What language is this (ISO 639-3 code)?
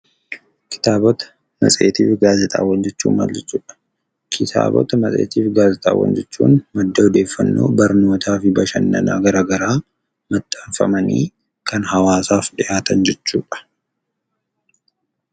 orm